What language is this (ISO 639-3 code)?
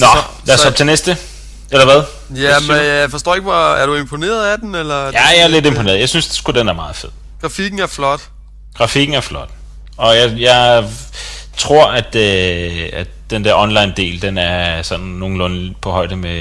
dan